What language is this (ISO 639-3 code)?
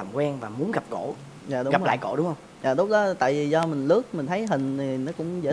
vie